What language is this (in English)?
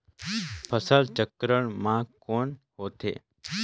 Chhattisgarhi